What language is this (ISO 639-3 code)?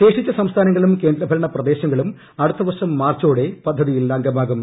mal